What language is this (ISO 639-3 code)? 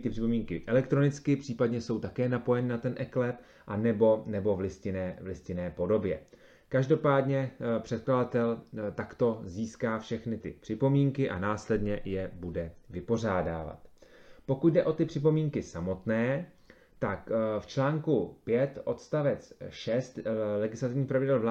ces